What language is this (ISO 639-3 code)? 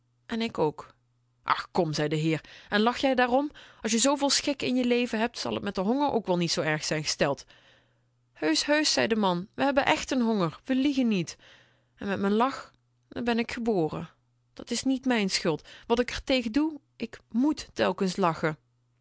nld